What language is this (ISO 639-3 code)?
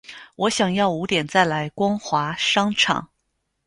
zho